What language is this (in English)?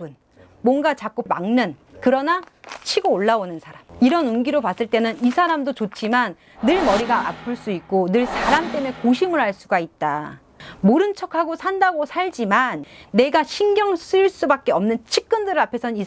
Korean